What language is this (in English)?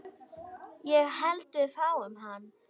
Icelandic